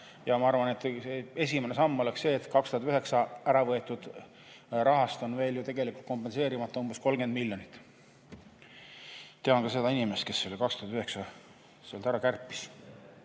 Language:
Estonian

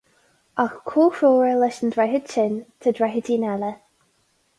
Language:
Irish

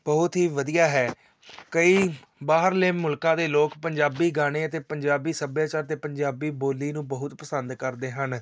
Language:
Punjabi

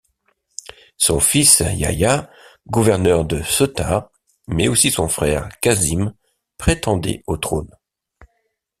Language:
French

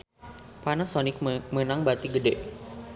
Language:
Sundanese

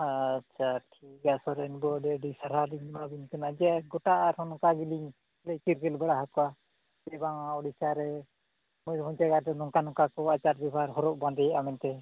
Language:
Santali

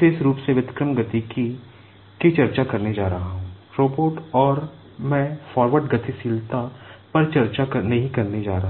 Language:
Hindi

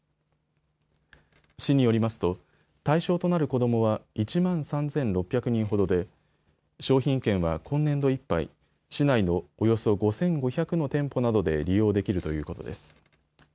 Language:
Japanese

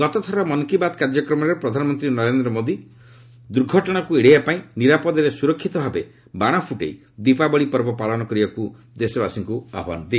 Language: Odia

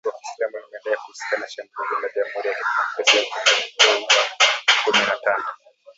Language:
Swahili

